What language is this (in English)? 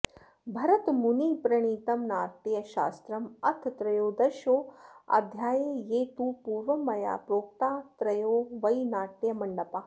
Sanskrit